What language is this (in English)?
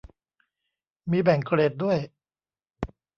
Thai